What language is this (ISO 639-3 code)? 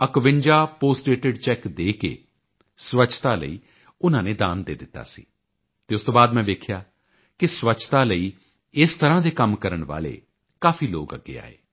pan